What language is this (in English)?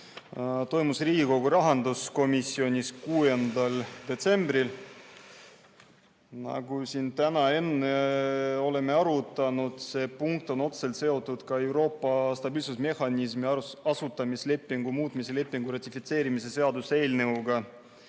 Estonian